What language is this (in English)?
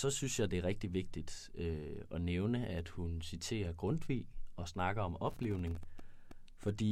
Danish